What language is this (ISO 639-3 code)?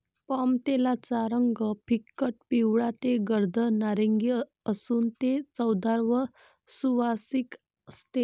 mar